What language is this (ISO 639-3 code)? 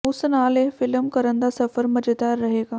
pan